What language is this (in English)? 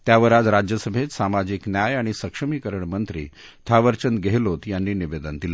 Marathi